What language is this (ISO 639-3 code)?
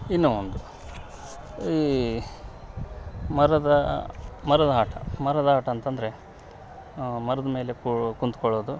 kan